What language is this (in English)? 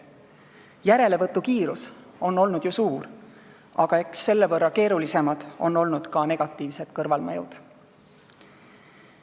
Estonian